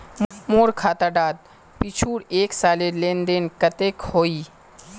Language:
Magahi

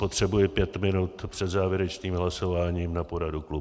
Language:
Czech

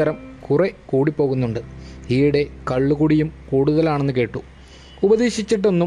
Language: Malayalam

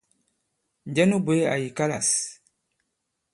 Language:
Bankon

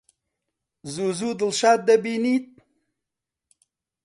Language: Central Kurdish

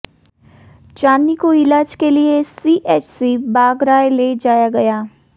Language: Hindi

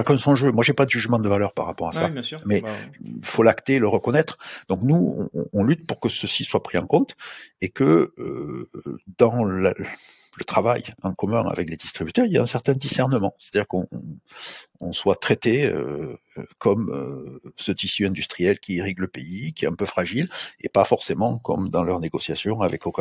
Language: French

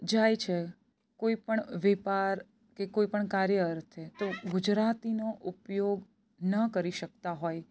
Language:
Gujarati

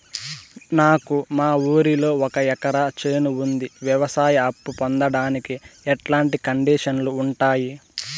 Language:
Telugu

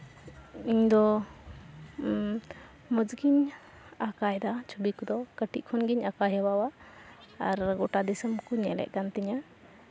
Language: Santali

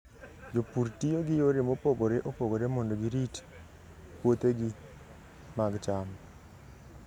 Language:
Luo (Kenya and Tanzania)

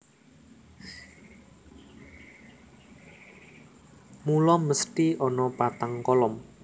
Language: Javanese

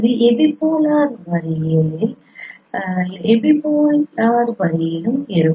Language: Tamil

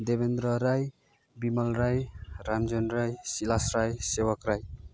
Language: Nepali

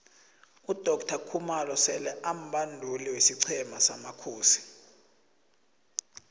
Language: South Ndebele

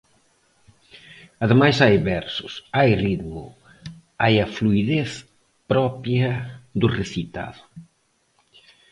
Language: Galician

